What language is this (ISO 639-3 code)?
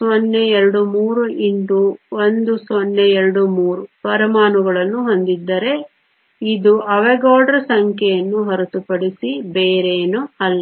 kan